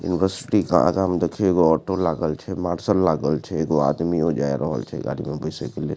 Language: Maithili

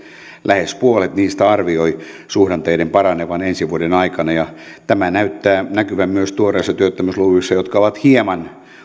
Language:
Finnish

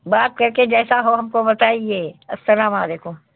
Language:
Urdu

